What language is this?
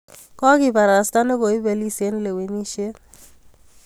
Kalenjin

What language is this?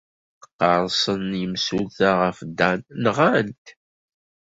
Kabyle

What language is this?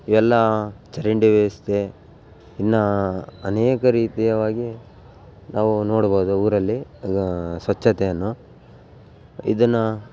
Kannada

